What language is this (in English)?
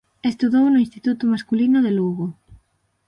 Galician